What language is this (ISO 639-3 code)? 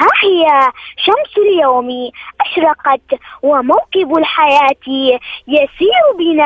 ara